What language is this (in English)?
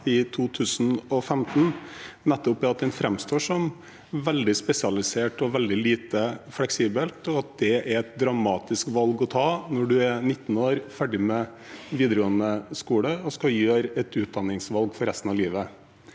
Norwegian